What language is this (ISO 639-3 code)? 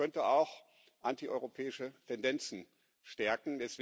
deu